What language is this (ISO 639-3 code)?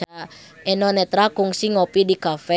sun